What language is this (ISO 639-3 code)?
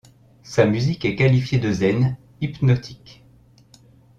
fra